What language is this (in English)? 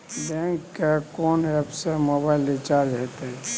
Maithili